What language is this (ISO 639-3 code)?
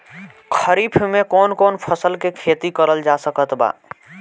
bho